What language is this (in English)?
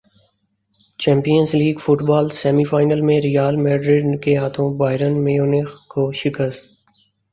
Urdu